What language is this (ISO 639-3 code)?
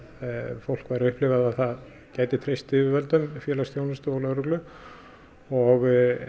isl